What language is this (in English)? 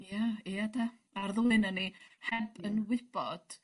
Welsh